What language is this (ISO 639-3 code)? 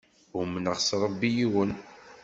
kab